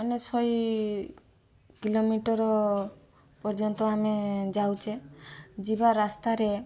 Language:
Odia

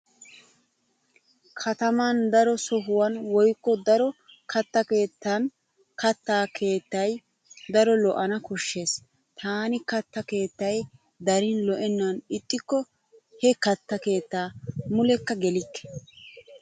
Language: Wolaytta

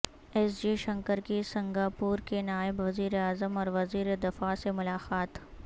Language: Urdu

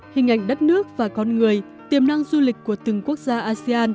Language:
Vietnamese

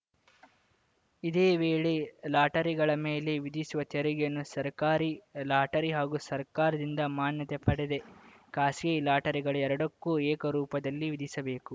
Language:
Kannada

